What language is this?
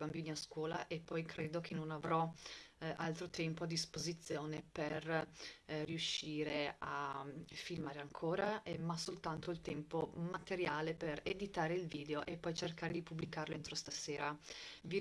Italian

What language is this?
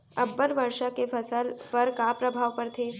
Chhattisgarhi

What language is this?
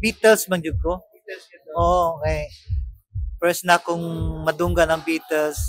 Filipino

